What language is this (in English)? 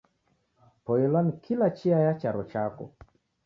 Taita